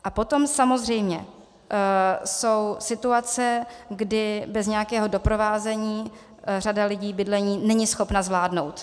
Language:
Czech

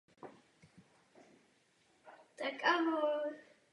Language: Czech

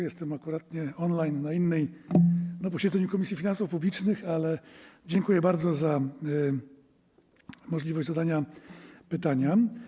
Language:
Polish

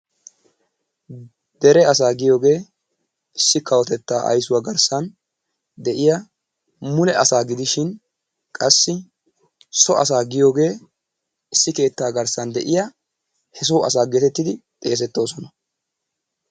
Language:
Wolaytta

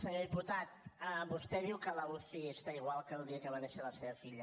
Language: Catalan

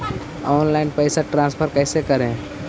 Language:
Magahi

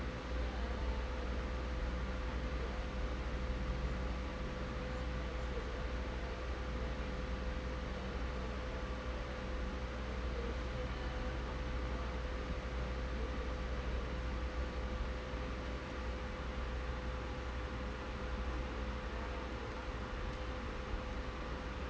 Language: English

